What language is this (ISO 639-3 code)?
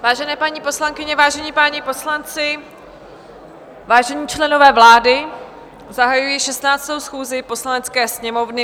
ces